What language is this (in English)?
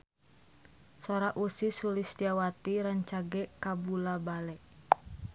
Sundanese